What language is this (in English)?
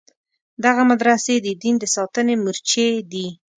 Pashto